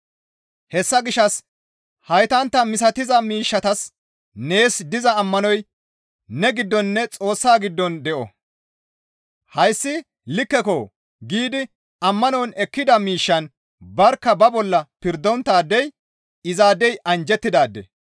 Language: Gamo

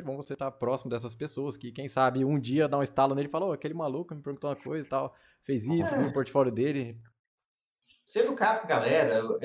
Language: Portuguese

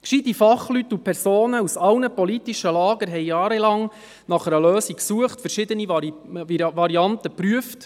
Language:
Swiss German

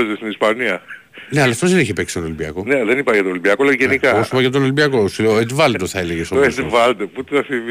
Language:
Greek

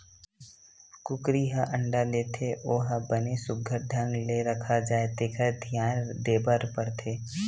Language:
Chhattisgarhi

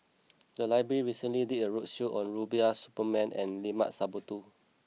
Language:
English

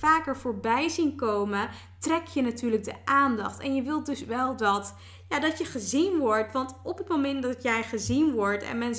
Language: Dutch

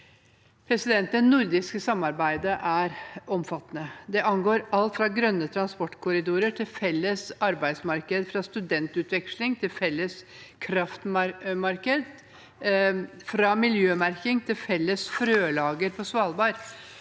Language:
Norwegian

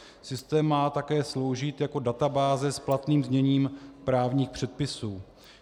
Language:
Czech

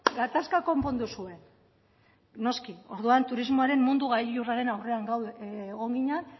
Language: Basque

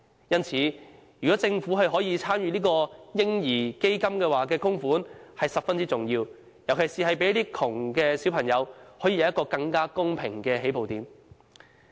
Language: Cantonese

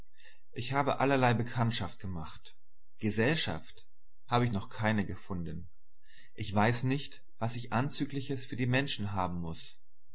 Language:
German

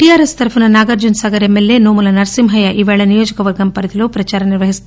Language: Telugu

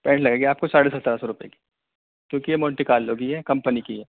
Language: Urdu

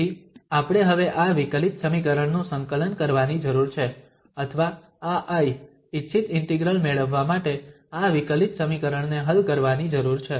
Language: Gujarati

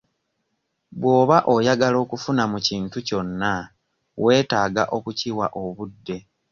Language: Ganda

